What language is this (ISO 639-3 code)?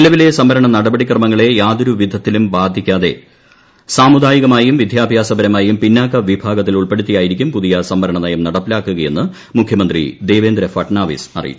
mal